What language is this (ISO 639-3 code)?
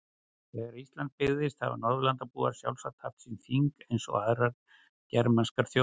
isl